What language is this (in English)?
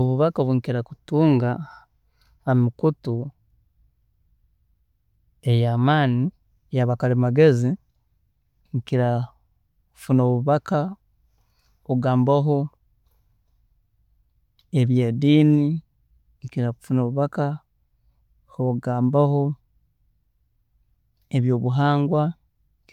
Tooro